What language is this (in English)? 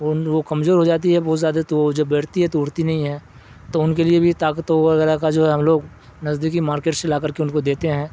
Urdu